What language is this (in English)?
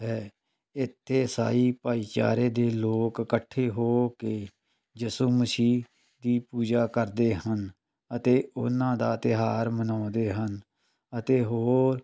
Punjabi